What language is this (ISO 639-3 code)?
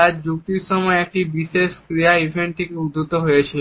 ben